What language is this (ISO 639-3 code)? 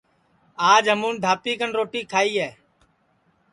ssi